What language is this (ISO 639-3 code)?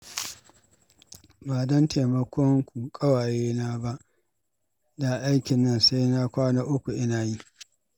hau